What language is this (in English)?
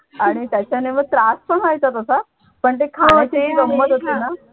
Marathi